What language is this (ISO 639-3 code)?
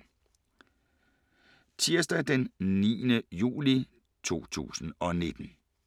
dan